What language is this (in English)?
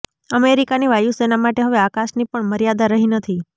Gujarati